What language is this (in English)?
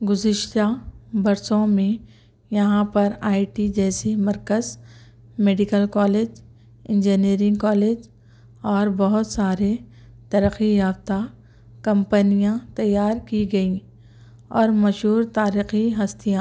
Urdu